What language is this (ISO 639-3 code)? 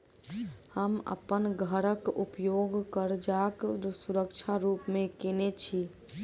mai